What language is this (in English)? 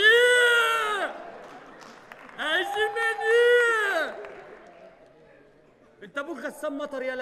Arabic